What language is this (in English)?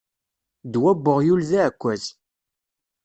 Kabyle